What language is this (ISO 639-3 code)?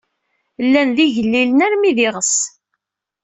kab